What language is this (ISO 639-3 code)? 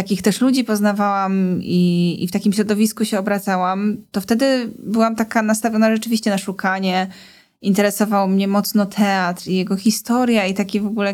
pol